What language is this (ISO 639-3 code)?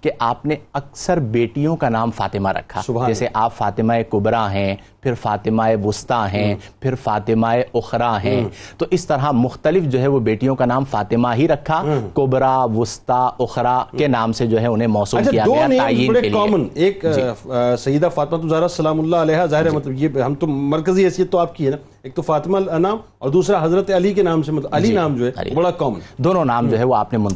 urd